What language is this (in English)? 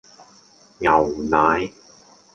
Cantonese